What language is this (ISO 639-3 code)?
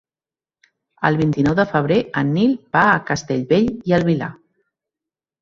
cat